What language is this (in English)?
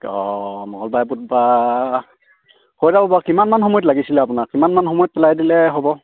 Assamese